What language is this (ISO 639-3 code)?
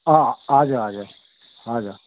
nep